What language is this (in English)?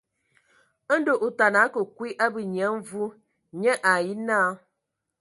Ewondo